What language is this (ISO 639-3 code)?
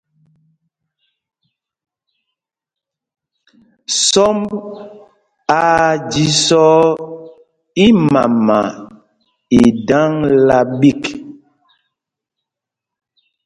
mgg